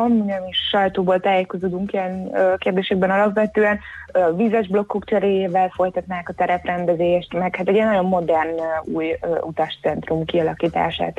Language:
Hungarian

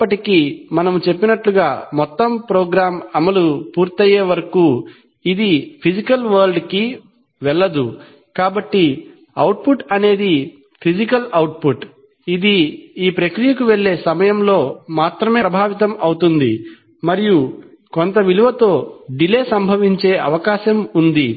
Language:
Telugu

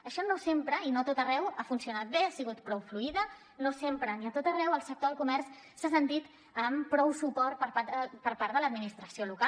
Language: Catalan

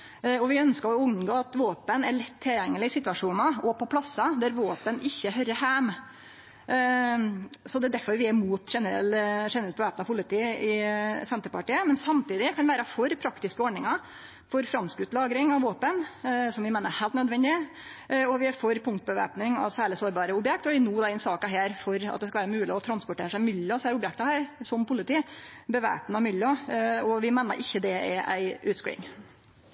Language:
Norwegian Nynorsk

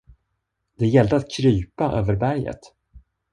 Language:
Swedish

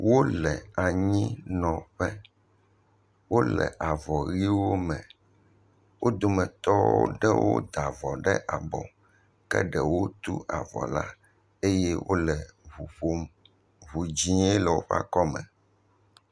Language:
Ewe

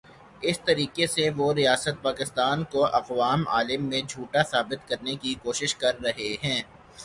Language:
Urdu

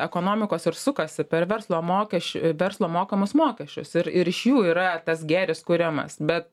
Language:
Lithuanian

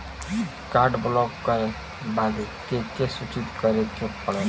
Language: Bhojpuri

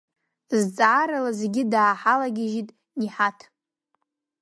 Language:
Abkhazian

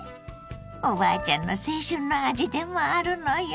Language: Japanese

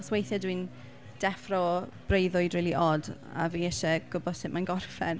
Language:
Welsh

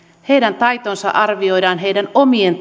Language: Finnish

